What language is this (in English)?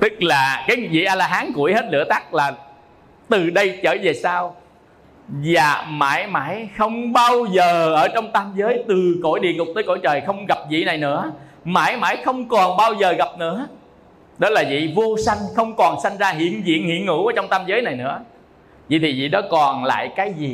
Vietnamese